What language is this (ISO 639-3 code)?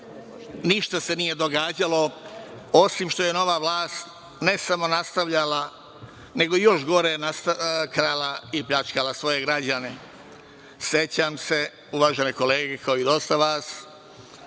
srp